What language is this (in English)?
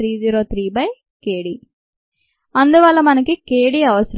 Telugu